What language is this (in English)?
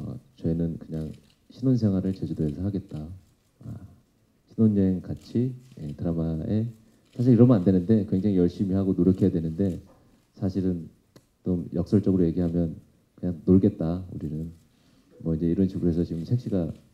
Korean